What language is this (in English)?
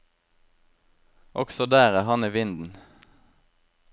Norwegian